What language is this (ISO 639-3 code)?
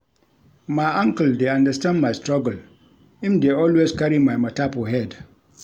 pcm